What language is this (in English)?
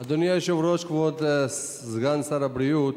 Hebrew